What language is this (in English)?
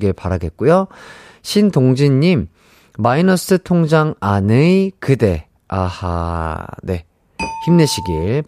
Korean